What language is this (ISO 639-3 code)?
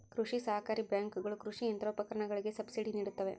kan